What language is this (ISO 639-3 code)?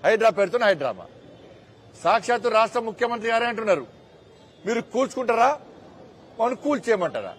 tel